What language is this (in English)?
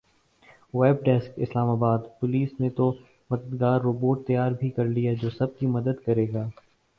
Urdu